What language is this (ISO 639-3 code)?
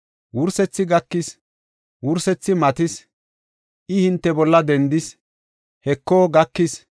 gof